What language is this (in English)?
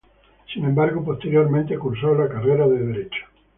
Spanish